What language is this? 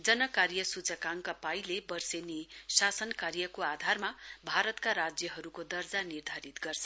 Nepali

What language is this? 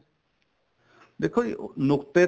Punjabi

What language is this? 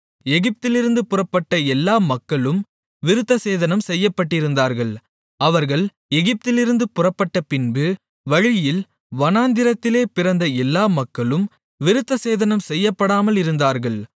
Tamil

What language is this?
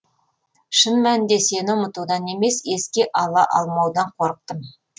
Kazakh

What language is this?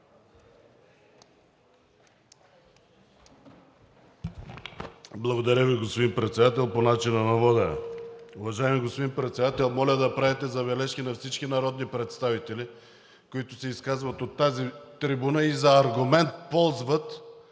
Bulgarian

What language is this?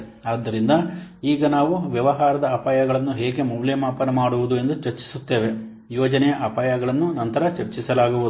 Kannada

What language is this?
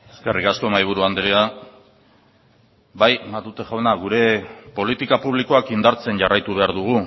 Basque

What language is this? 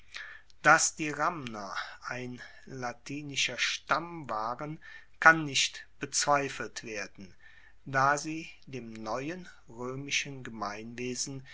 German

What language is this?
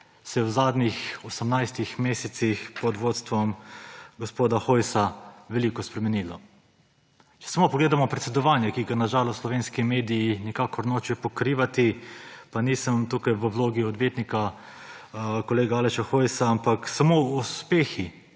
Slovenian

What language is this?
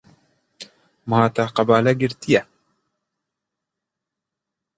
Kurdish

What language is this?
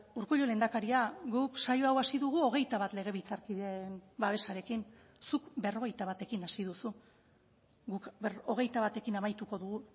Basque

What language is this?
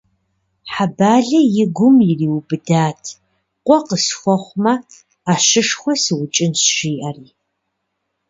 Kabardian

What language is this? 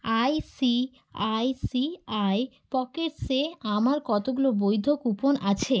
Bangla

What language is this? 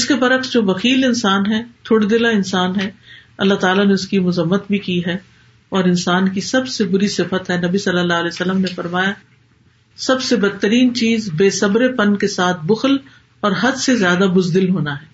Urdu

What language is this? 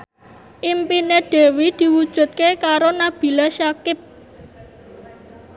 Javanese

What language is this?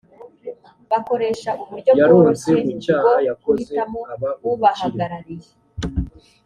Kinyarwanda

